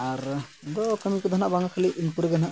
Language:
Santali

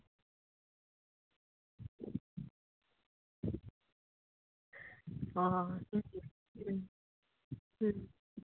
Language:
Santali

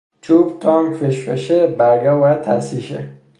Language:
Persian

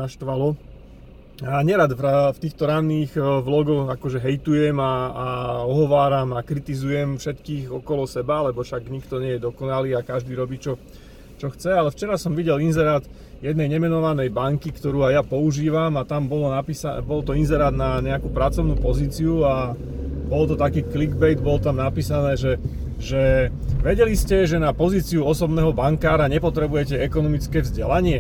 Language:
Slovak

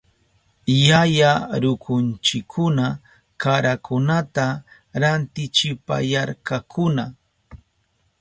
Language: Southern Pastaza Quechua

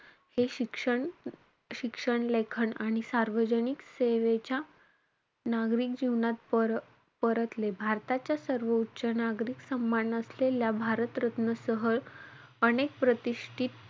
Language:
Marathi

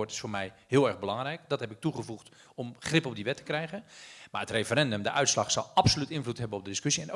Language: Dutch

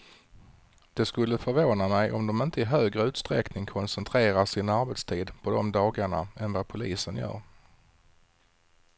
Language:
Swedish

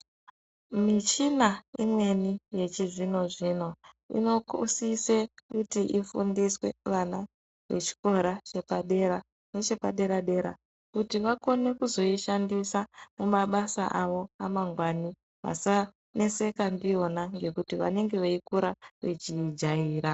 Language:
Ndau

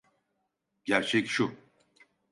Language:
Turkish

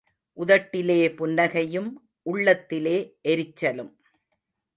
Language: Tamil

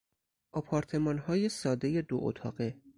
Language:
Persian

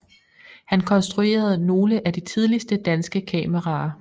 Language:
Danish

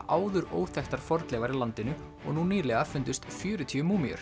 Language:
Icelandic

